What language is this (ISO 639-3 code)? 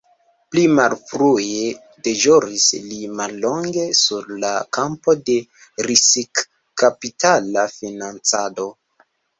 epo